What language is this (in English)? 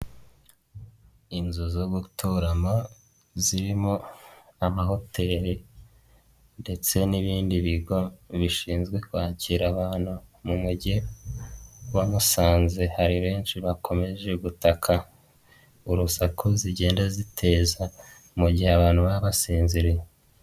Kinyarwanda